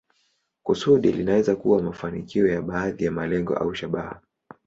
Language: Swahili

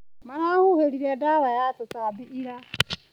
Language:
Kikuyu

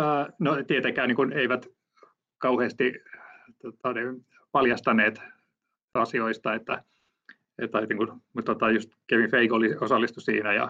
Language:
Finnish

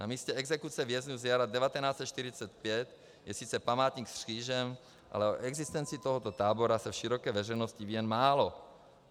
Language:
Czech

